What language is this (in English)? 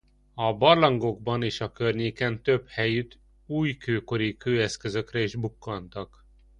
Hungarian